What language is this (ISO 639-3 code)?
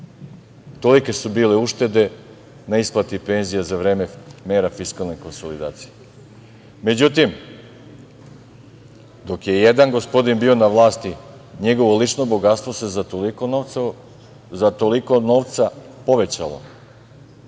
srp